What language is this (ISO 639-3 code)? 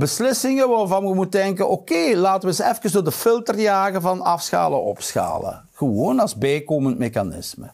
nld